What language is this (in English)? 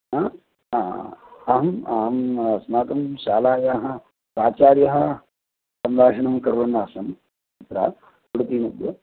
Sanskrit